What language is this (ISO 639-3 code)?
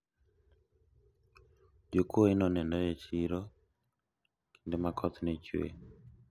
luo